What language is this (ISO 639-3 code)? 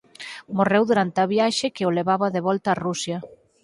glg